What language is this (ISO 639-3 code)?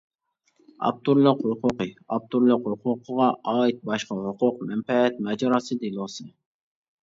uig